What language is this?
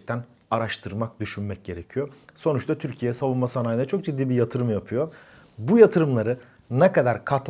Turkish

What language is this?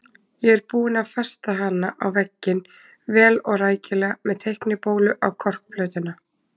Icelandic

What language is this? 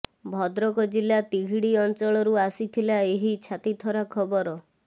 Odia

